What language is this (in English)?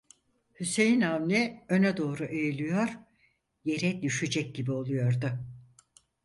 Turkish